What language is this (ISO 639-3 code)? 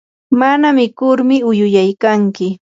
qur